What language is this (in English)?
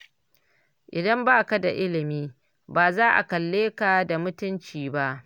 Hausa